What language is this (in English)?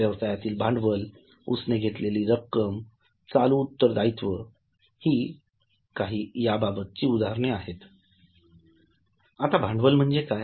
Marathi